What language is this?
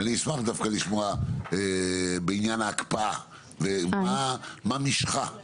Hebrew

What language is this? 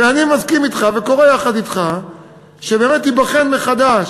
Hebrew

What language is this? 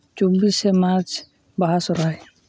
Santali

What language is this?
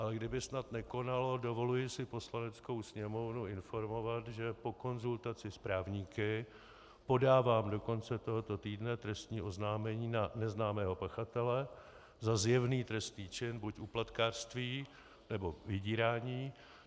Czech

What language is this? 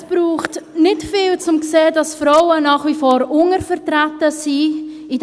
Swiss German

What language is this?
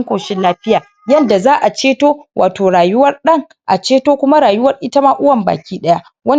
Hausa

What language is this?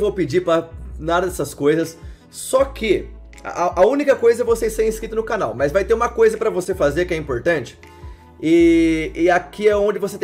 Portuguese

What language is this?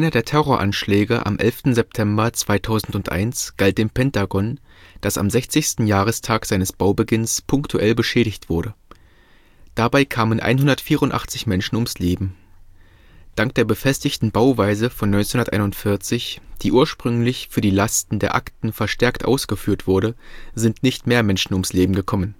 German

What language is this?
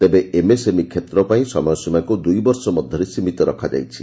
Odia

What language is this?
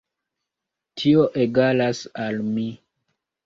Esperanto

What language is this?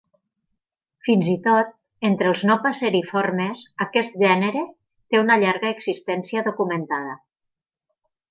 Catalan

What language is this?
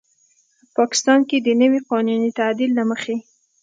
Pashto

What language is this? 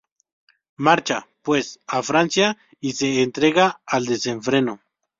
Spanish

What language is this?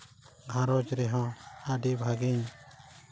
Santali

